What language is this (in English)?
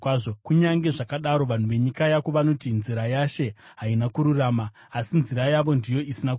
Shona